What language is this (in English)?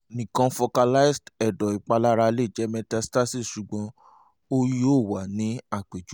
Yoruba